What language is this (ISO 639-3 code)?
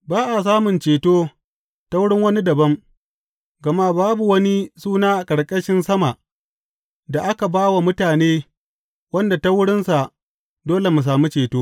hau